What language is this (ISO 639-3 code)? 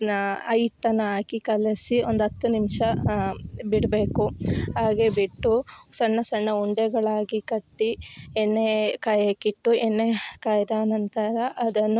kan